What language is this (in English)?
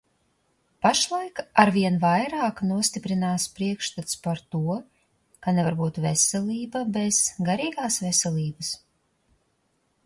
Latvian